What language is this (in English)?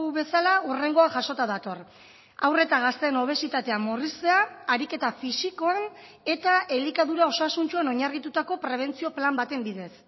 Basque